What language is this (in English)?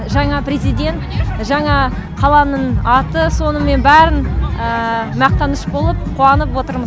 Kazakh